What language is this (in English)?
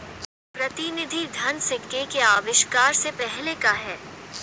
Hindi